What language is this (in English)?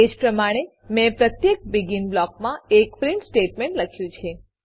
Gujarati